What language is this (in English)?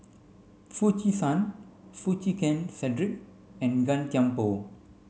English